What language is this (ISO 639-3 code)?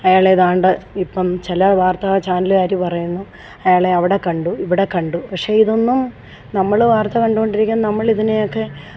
mal